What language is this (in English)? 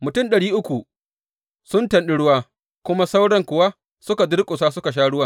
Hausa